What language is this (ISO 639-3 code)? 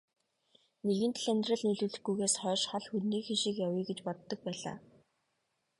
mon